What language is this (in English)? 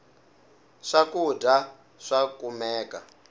Tsonga